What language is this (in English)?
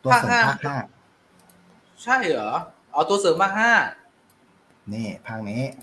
Thai